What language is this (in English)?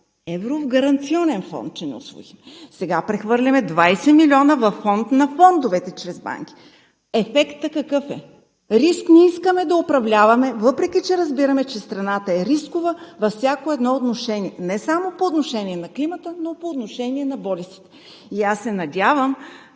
Bulgarian